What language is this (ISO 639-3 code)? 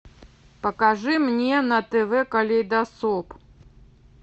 rus